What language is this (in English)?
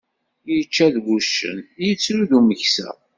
Kabyle